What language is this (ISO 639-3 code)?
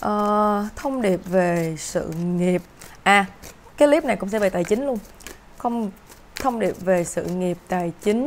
vie